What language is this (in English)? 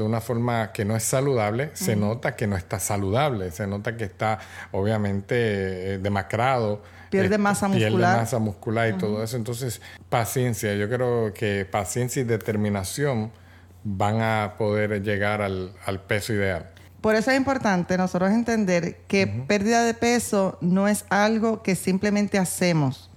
Spanish